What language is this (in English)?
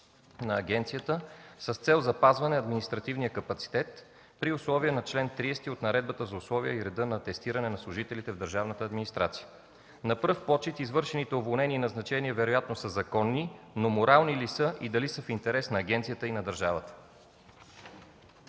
Bulgarian